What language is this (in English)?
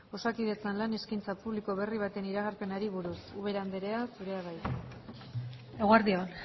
Basque